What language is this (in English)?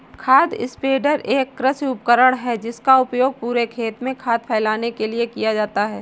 Hindi